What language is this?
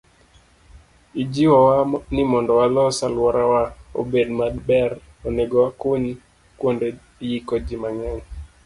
Luo (Kenya and Tanzania)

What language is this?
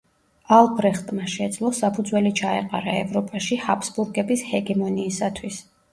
Georgian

